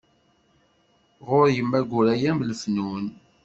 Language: Kabyle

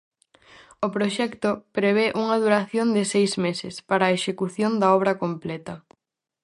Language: Galician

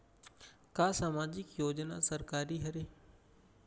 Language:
Chhattisgarhi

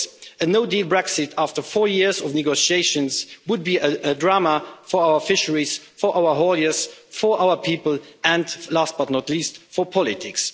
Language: English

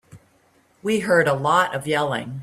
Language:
English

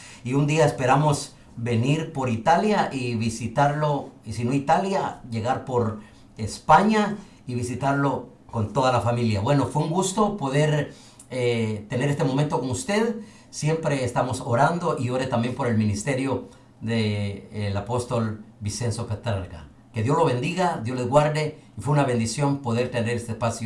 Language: Spanish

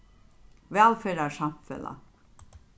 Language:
Faroese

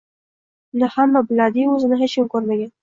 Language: Uzbek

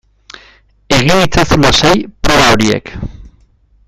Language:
Basque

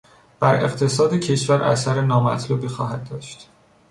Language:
Persian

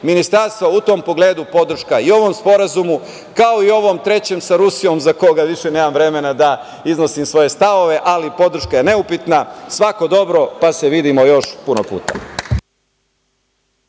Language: Serbian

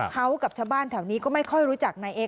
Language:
Thai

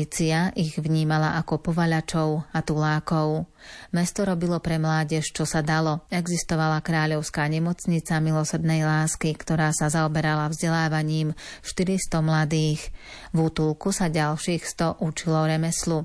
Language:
Slovak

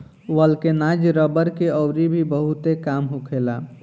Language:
Bhojpuri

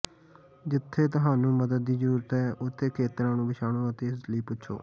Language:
Punjabi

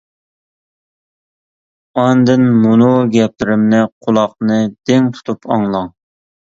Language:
Uyghur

